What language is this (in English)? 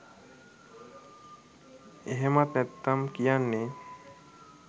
Sinhala